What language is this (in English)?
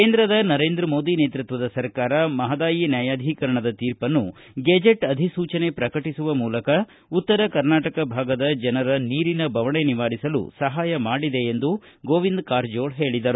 Kannada